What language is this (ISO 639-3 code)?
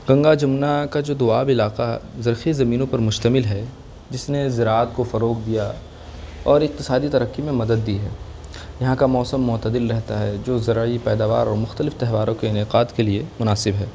urd